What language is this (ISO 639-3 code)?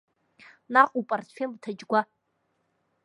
abk